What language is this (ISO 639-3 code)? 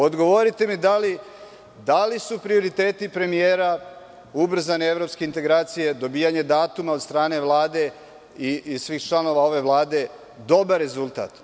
srp